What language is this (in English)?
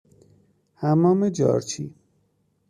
Persian